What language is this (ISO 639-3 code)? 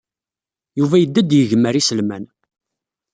kab